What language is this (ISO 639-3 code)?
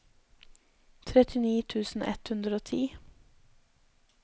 nor